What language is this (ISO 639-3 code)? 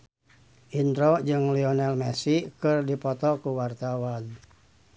sun